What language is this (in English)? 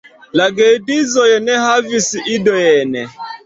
Esperanto